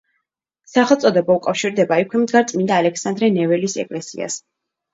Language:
Georgian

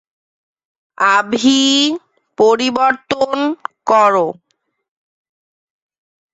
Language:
Bangla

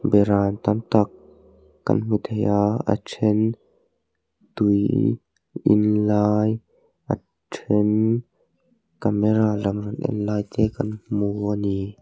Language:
Mizo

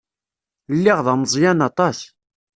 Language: Kabyle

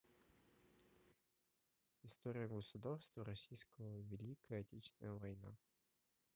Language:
Russian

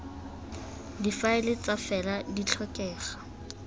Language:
Tswana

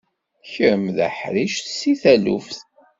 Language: Kabyle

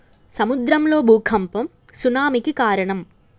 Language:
Telugu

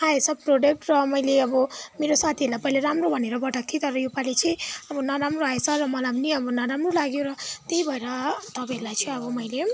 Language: Nepali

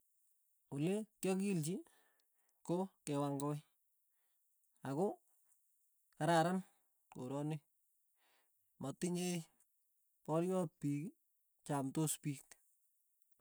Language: Tugen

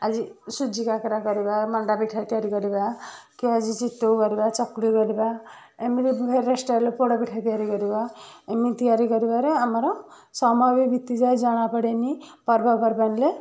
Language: Odia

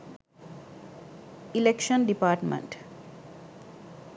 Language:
Sinhala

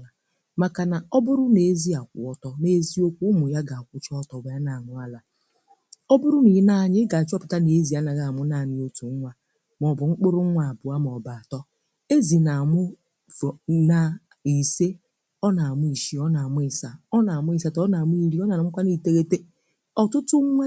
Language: Igbo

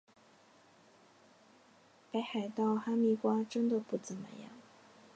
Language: Chinese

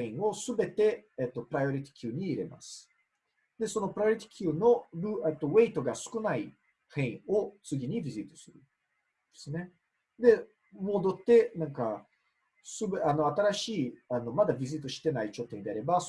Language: Japanese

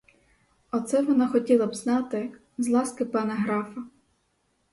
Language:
Ukrainian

